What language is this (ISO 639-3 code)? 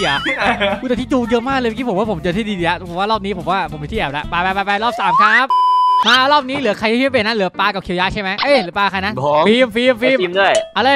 tha